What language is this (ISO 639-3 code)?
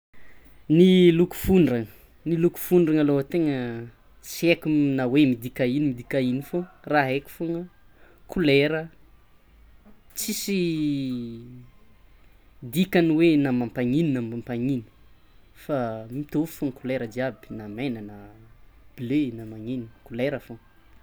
xmw